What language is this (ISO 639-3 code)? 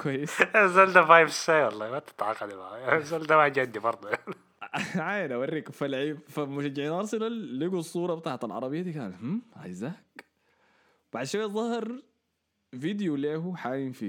ara